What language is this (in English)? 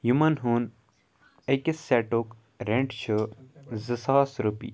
Kashmiri